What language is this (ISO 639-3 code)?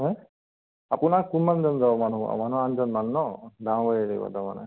asm